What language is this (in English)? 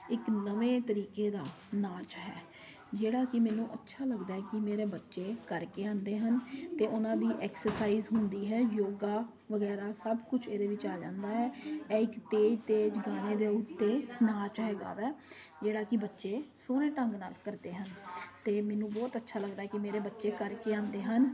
Punjabi